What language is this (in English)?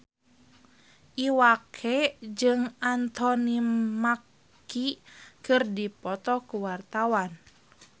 Sundanese